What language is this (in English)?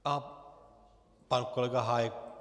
Czech